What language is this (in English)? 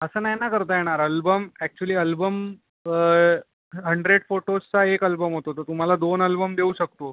Marathi